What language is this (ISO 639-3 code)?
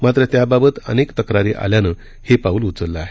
mar